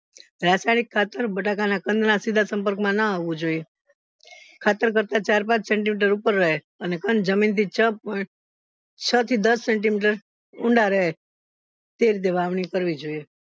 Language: Gujarati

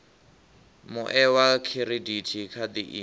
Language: Venda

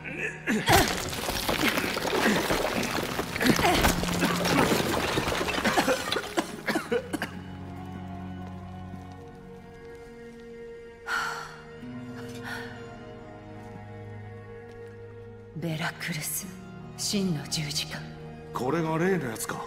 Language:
Japanese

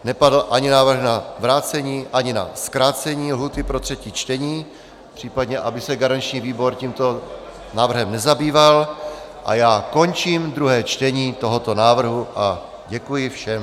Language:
Czech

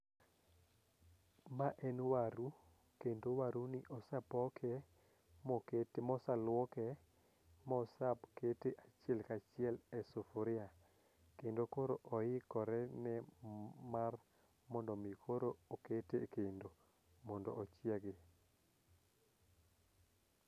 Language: Luo (Kenya and Tanzania)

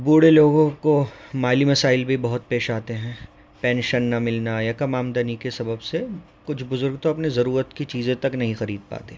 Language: Urdu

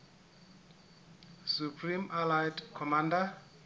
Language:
Southern Sotho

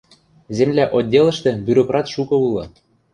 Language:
Western Mari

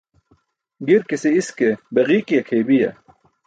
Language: Burushaski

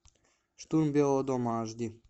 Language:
Russian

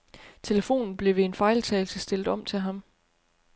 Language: Danish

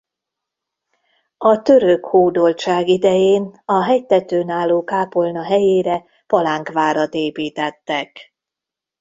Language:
Hungarian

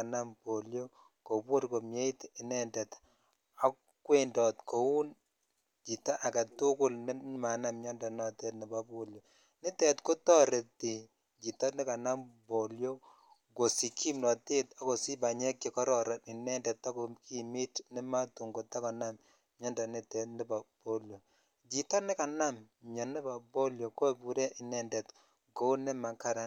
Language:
Kalenjin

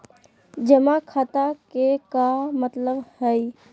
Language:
Magahi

